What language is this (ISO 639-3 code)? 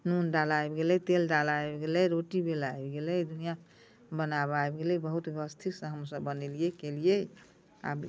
mai